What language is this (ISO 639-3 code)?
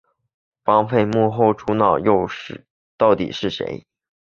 zho